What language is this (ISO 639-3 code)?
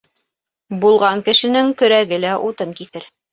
bak